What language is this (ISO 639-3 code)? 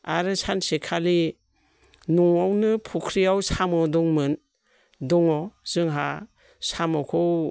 brx